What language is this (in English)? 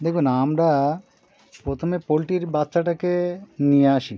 Bangla